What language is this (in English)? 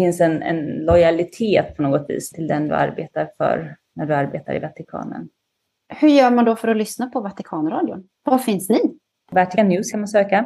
Swedish